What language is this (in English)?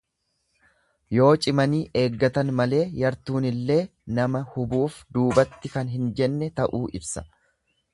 Oromo